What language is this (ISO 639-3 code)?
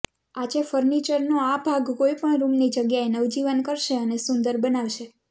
guj